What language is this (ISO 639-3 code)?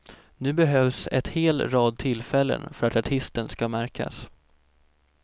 swe